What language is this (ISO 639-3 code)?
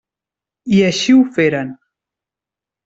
cat